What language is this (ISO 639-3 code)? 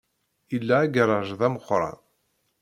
kab